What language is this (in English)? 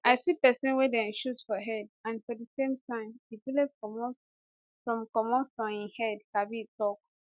Nigerian Pidgin